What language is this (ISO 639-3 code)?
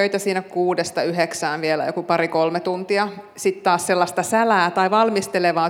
fin